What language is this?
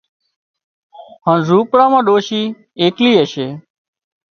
Wadiyara Koli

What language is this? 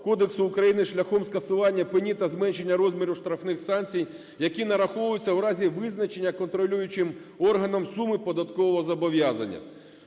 Ukrainian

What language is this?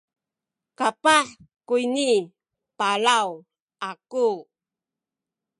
Sakizaya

